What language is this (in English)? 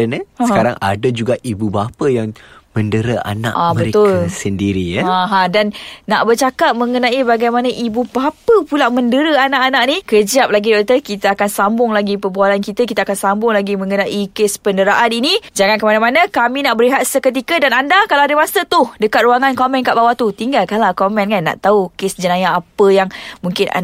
Malay